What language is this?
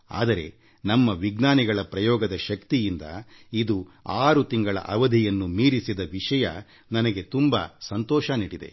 Kannada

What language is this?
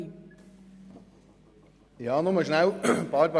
Swiss German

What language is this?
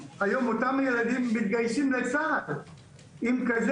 Hebrew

